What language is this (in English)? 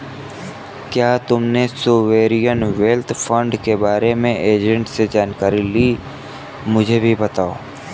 Hindi